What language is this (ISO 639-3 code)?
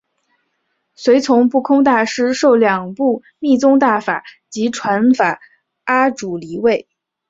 zho